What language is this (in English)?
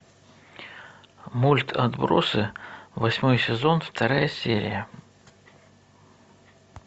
Russian